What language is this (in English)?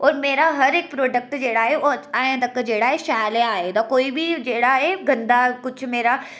Dogri